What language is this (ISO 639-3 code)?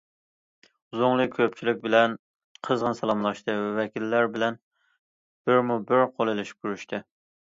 uig